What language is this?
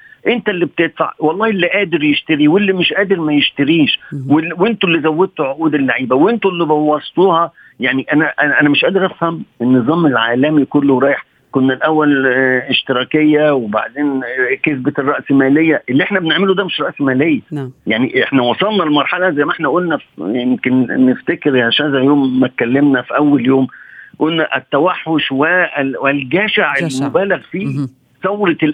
Arabic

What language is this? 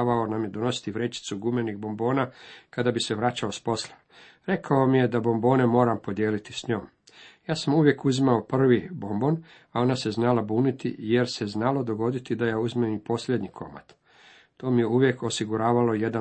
Croatian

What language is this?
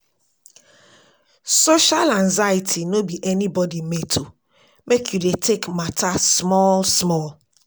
Nigerian Pidgin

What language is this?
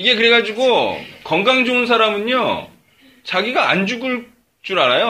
Korean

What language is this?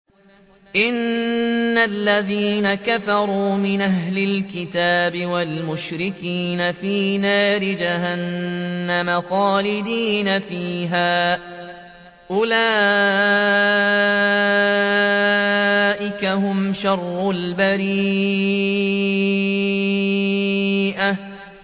Arabic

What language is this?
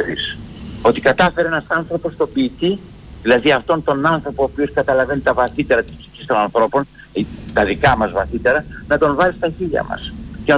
Greek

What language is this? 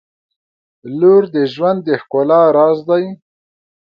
Pashto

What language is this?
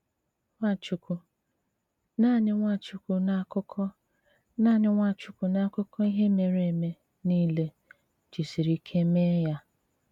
Igbo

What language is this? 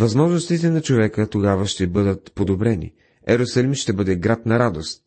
Bulgarian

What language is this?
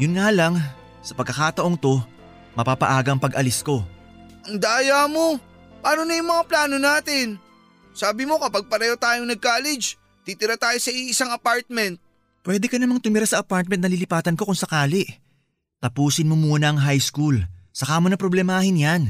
Filipino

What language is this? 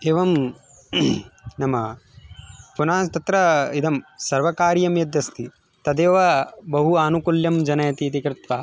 Sanskrit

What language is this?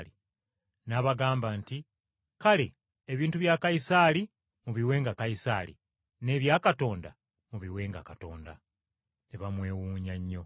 Ganda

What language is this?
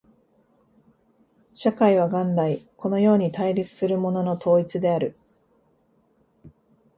Japanese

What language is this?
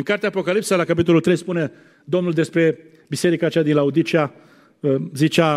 Romanian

